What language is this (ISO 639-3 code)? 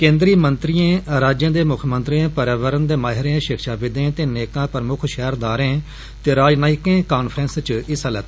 doi